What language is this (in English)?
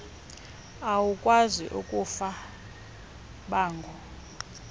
Xhosa